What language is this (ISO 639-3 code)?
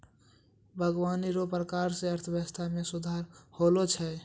mai